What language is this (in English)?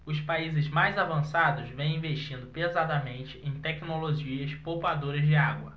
Portuguese